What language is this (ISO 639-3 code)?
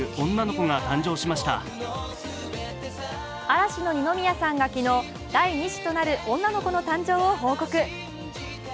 jpn